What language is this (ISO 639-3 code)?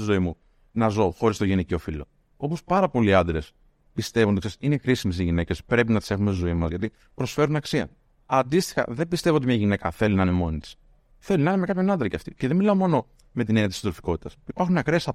ell